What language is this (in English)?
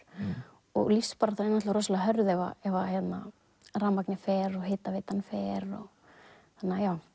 Icelandic